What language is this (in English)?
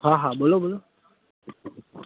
Gujarati